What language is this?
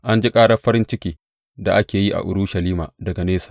Hausa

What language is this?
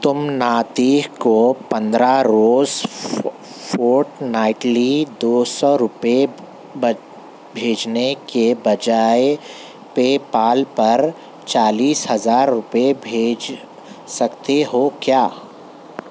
Urdu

